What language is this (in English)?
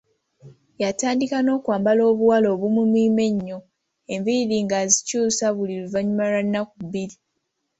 Ganda